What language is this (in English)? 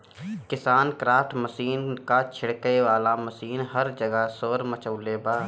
Bhojpuri